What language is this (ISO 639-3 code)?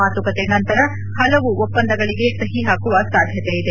kan